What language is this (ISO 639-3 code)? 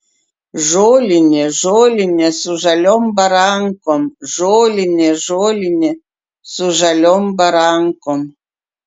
lit